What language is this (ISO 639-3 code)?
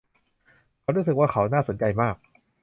tha